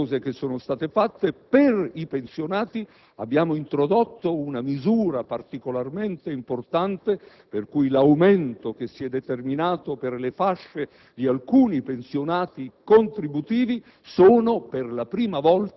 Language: Italian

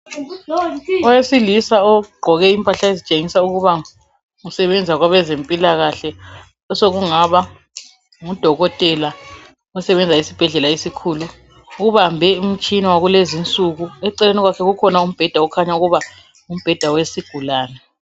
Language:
North Ndebele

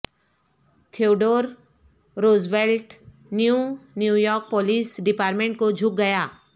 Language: Urdu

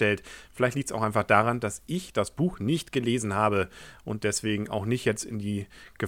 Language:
German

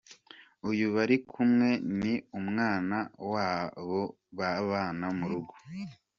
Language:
Kinyarwanda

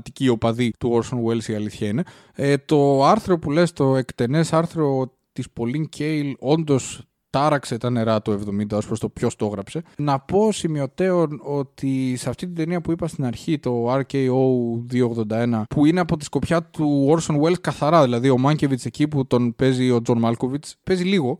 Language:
Greek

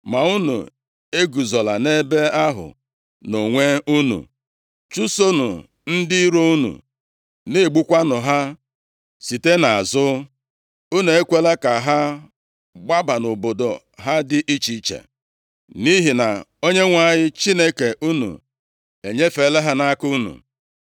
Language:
Igbo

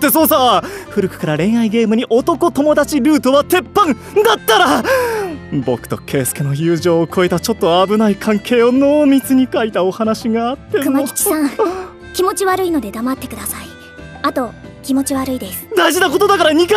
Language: Japanese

